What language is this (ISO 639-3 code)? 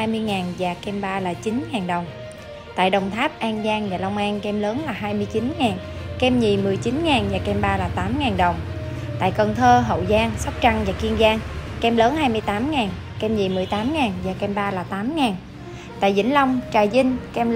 vie